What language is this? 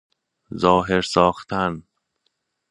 Persian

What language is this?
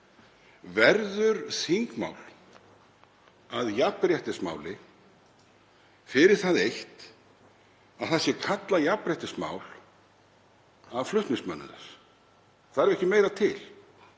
Icelandic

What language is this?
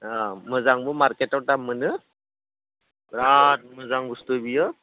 Bodo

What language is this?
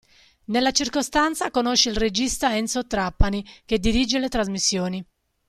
Italian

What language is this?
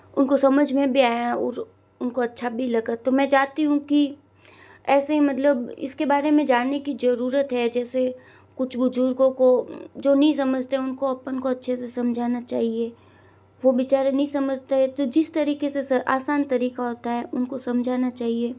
Hindi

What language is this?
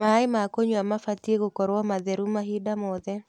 Kikuyu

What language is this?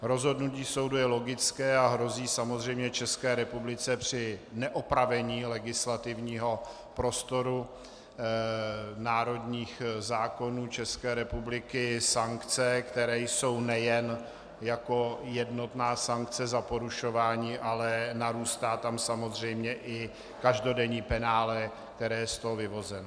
Czech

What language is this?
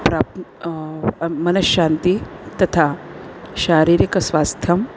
Sanskrit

